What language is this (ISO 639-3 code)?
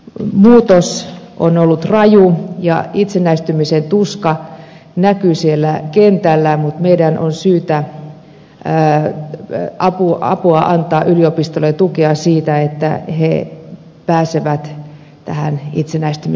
fin